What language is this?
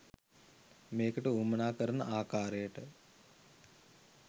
Sinhala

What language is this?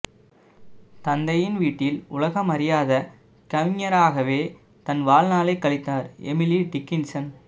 Tamil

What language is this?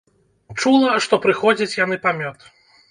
Belarusian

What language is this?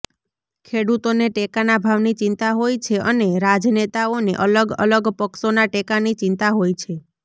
Gujarati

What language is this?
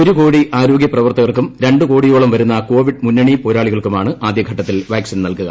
Malayalam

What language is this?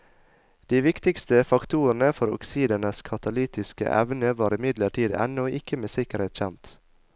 Norwegian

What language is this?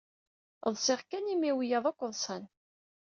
Kabyle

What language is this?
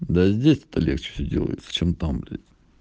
Russian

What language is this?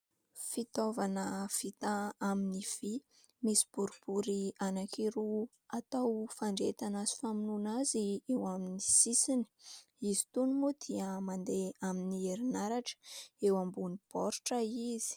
Malagasy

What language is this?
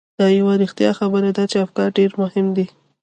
Pashto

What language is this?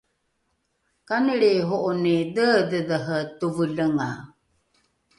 Rukai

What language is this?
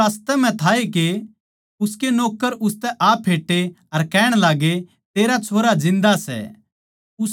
Haryanvi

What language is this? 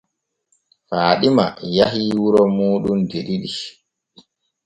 Borgu Fulfulde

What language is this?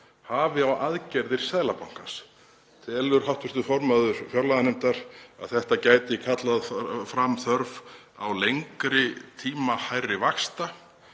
Icelandic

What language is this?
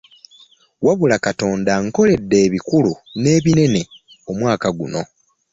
Ganda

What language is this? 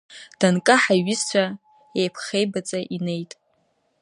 Abkhazian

